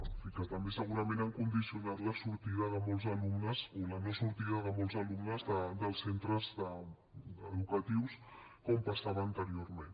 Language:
Catalan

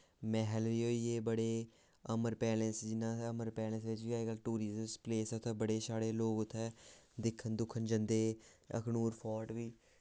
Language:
Dogri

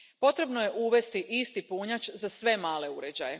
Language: Croatian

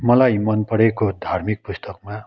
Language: Nepali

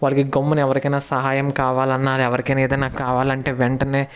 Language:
Telugu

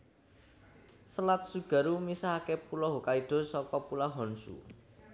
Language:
Javanese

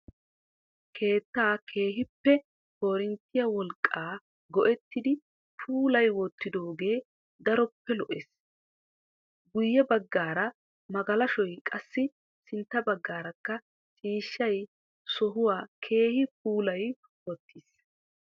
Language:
Wolaytta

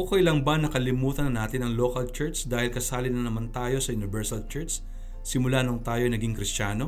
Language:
Filipino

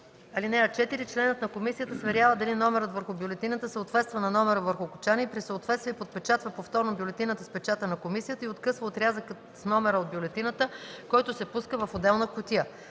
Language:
Bulgarian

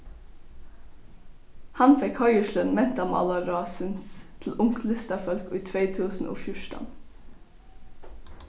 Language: Faroese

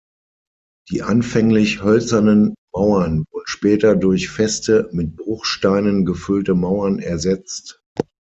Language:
German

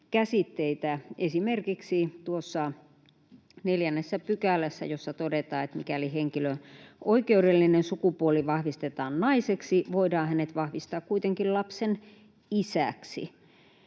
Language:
Finnish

